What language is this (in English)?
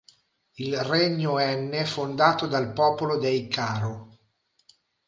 Italian